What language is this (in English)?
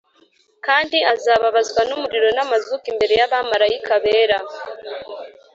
Kinyarwanda